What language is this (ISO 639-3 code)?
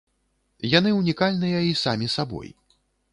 bel